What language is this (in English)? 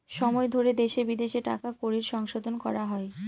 Bangla